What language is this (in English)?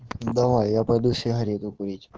Russian